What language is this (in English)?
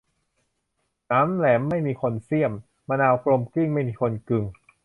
Thai